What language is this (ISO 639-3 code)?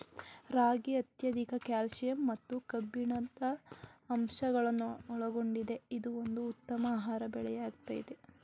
kan